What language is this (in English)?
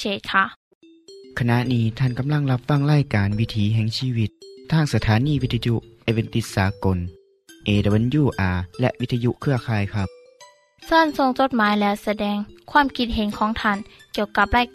Thai